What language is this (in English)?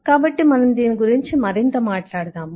Telugu